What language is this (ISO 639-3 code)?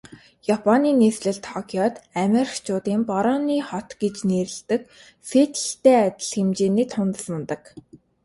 mon